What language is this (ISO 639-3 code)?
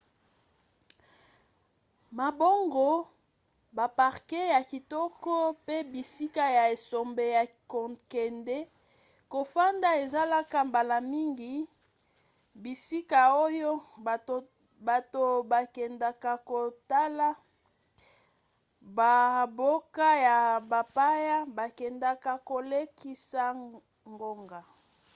lin